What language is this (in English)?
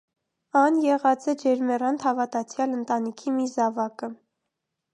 Armenian